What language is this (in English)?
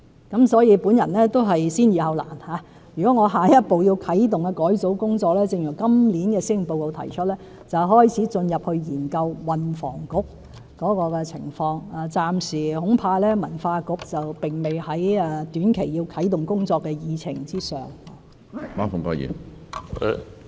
Cantonese